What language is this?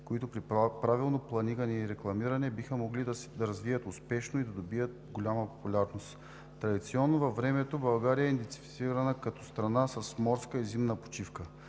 Bulgarian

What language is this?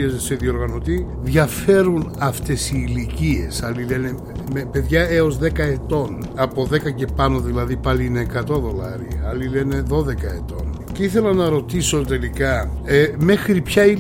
Greek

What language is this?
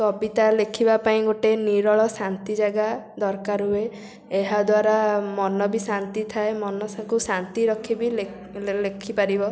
Odia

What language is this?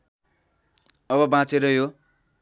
Nepali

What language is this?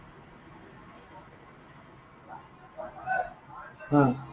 Assamese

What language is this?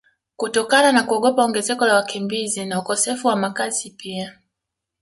Swahili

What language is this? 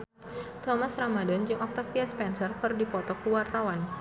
Sundanese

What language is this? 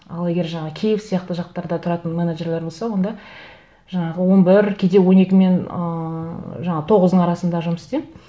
Kazakh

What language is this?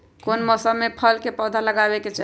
Magahi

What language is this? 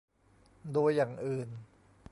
Thai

